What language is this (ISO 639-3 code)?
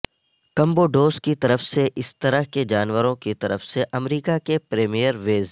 urd